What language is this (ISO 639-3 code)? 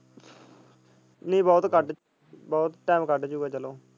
pan